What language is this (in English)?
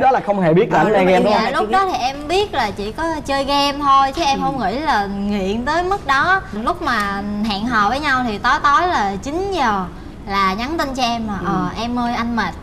Vietnamese